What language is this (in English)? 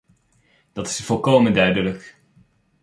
Dutch